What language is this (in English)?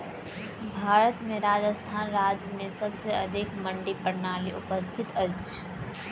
Maithili